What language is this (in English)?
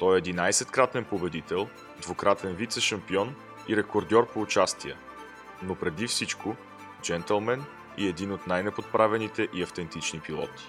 Bulgarian